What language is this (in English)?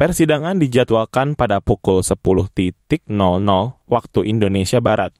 Indonesian